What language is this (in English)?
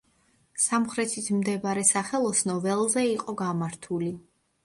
Georgian